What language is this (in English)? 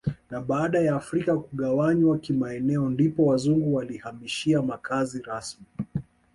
Swahili